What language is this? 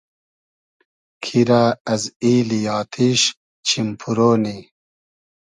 Hazaragi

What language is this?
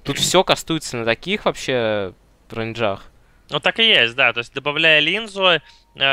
Russian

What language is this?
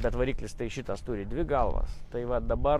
Lithuanian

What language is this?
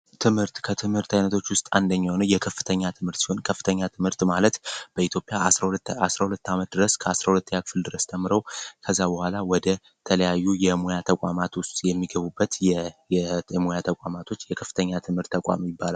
Amharic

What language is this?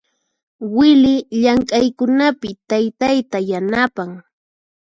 Puno Quechua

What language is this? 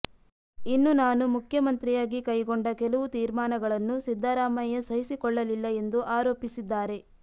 Kannada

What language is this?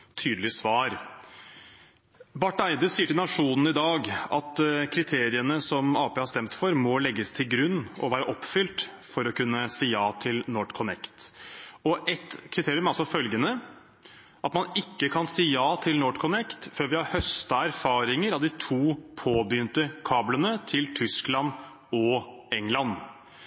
Norwegian Bokmål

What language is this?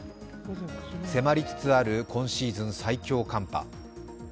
Japanese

